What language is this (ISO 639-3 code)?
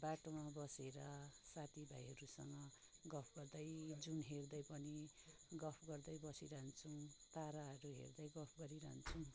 nep